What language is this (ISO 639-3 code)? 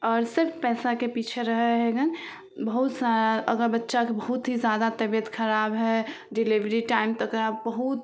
mai